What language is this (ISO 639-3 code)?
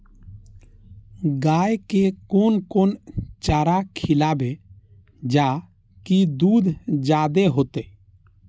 mai